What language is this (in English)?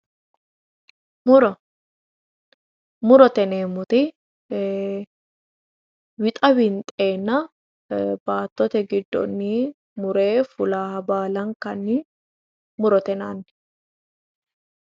Sidamo